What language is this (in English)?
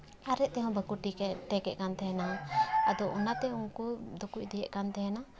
Santali